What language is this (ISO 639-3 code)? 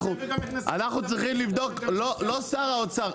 heb